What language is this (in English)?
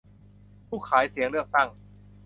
Thai